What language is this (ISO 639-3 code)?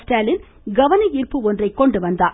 tam